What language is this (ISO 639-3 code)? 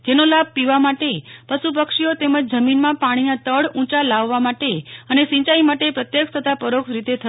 guj